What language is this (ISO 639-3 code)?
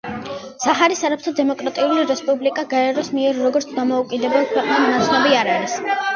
kat